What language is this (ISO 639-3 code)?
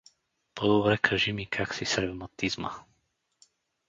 bul